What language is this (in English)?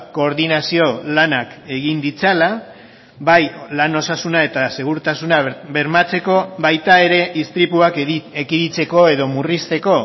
Basque